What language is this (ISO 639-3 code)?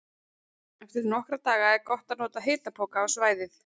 isl